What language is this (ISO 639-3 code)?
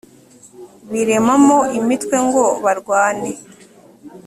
kin